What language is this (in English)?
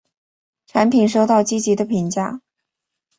Chinese